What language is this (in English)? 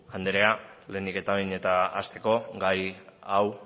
Basque